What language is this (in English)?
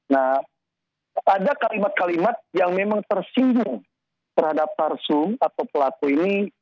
Indonesian